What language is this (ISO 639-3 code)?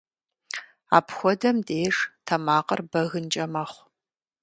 kbd